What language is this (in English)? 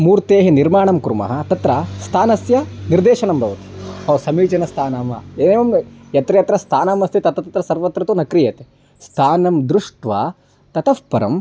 Sanskrit